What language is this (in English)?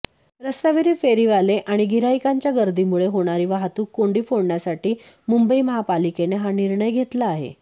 Marathi